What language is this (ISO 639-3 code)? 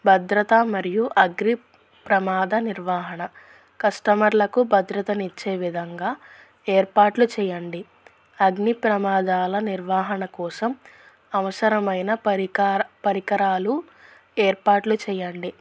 tel